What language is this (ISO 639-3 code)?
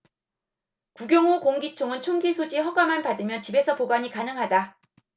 kor